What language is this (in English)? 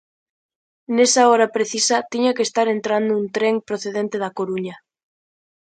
Galician